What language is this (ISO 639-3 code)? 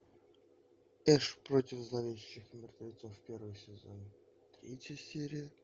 rus